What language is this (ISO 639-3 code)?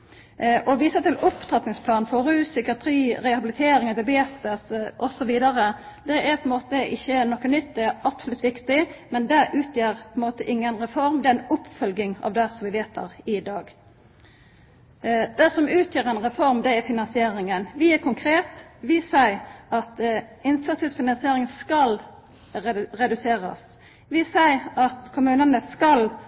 nno